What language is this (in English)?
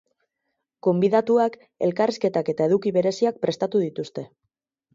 Basque